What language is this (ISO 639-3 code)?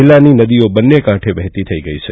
guj